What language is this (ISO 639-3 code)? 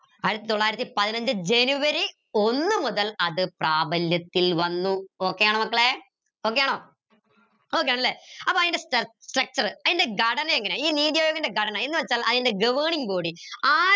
mal